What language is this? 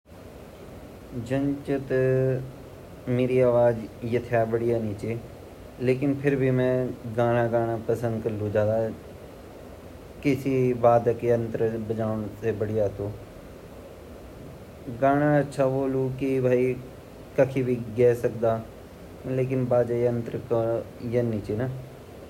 Garhwali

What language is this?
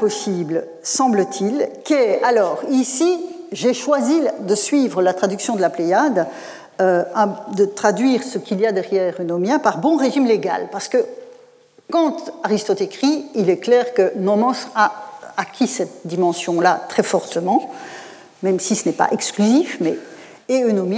French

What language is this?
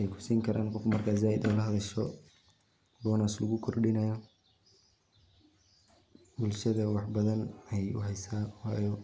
Somali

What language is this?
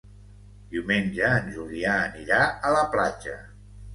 Catalan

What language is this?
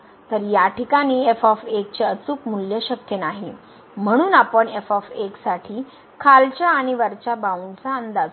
Marathi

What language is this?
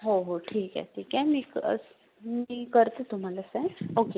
Marathi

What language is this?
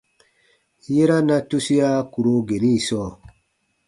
Baatonum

